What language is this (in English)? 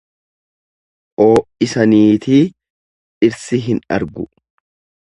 Oromo